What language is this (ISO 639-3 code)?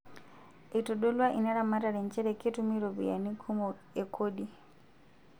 mas